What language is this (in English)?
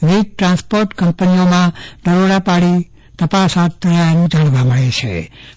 Gujarati